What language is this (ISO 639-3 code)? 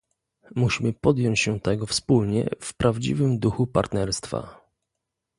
pol